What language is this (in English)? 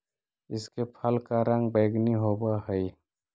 Magahi